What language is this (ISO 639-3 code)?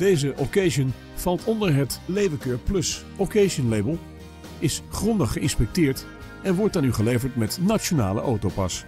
nld